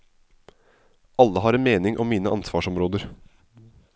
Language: Norwegian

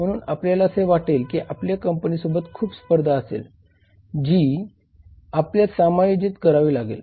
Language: Marathi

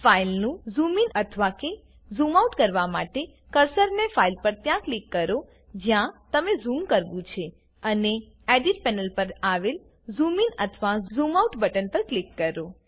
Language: Gujarati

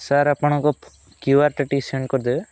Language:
Odia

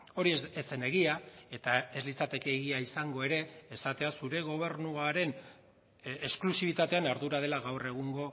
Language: Basque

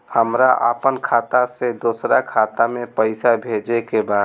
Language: Bhojpuri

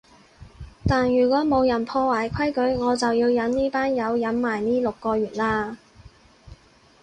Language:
Cantonese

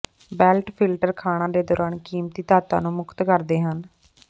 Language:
Punjabi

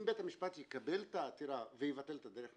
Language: Hebrew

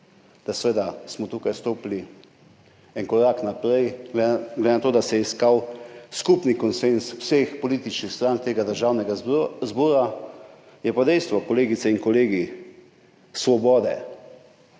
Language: Slovenian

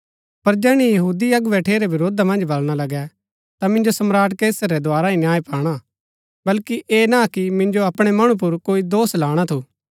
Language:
Gaddi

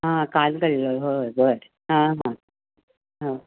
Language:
Marathi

